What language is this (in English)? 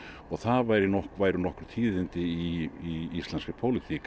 Icelandic